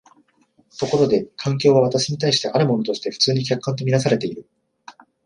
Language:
Japanese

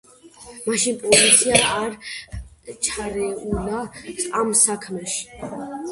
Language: Georgian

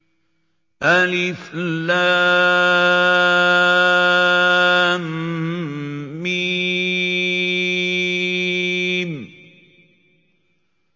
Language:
Arabic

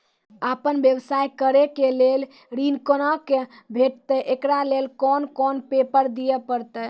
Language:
Maithili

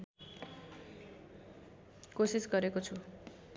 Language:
Nepali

